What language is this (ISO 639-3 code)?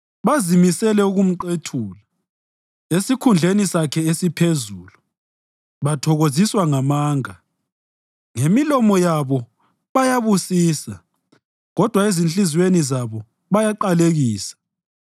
nde